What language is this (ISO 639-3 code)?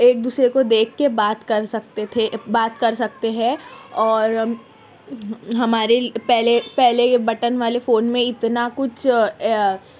urd